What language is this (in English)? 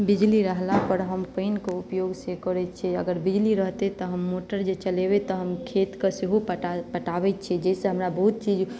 Maithili